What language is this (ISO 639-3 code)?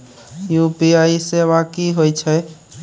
mai